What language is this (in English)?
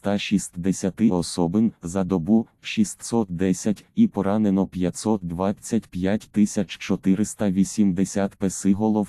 Ukrainian